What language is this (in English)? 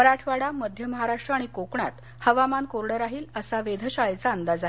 Marathi